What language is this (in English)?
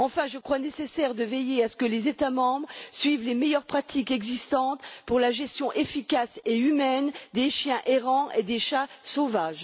French